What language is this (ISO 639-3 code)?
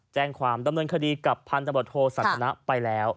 tha